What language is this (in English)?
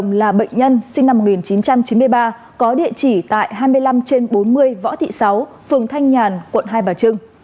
Vietnamese